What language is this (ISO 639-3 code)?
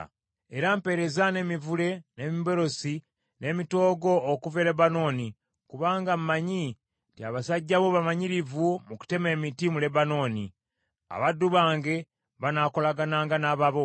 lug